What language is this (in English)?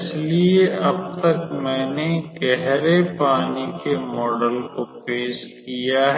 Hindi